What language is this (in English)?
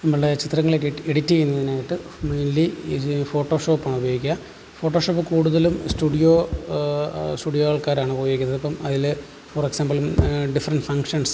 Malayalam